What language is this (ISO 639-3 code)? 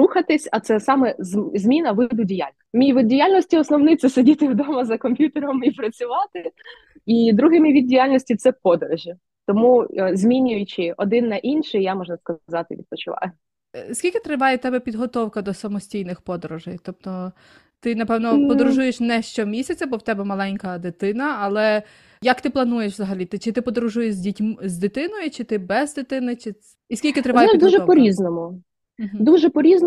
ukr